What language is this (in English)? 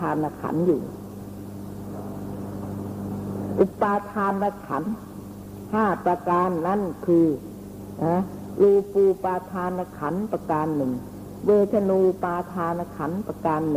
Thai